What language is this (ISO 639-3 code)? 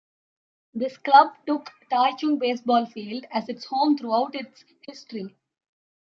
eng